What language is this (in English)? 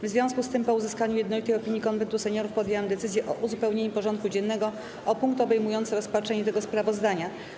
Polish